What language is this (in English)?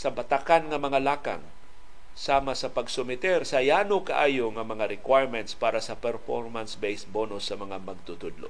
Filipino